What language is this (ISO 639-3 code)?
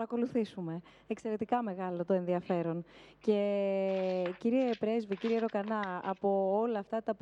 ell